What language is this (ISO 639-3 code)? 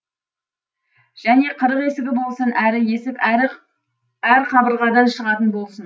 kaz